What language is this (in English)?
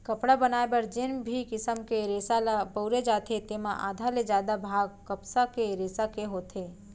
Chhattisgarhi